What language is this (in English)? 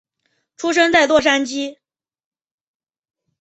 Chinese